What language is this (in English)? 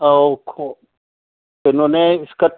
Manipuri